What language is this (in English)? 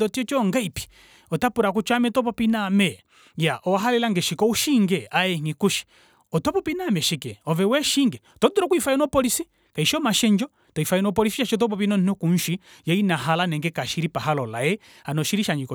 Kuanyama